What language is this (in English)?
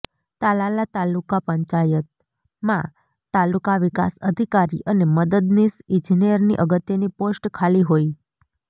Gujarati